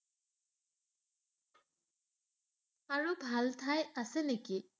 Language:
Assamese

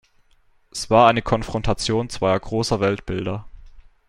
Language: German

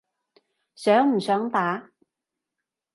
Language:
Cantonese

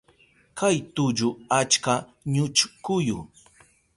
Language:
Southern Pastaza Quechua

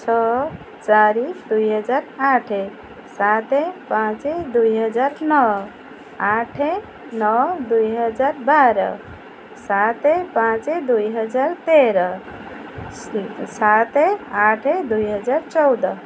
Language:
Odia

